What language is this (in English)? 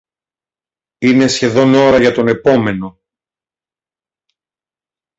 Greek